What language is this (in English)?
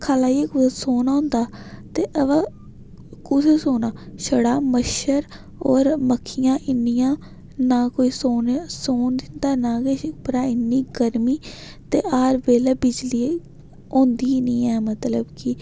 Dogri